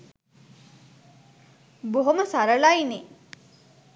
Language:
Sinhala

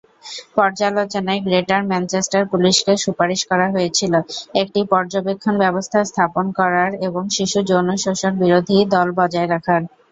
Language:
Bangla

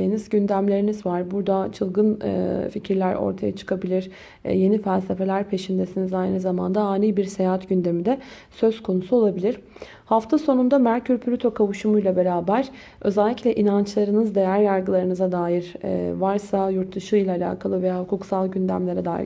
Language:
Turkish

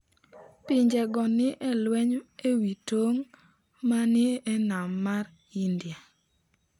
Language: Luo (Kenya and Tanzania)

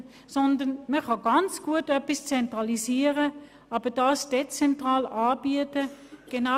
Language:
Swiss German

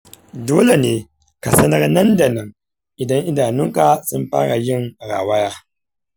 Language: Hausa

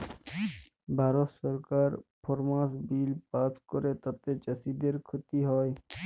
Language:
Bangla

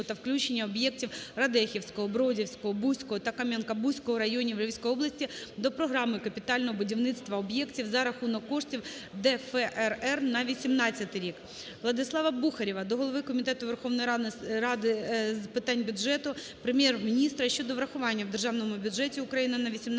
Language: Ukrainian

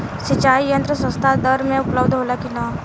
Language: Bhojpuri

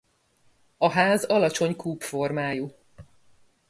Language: Hungarian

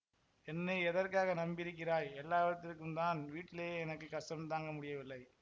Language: Tamil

